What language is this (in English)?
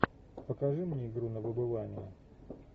Russian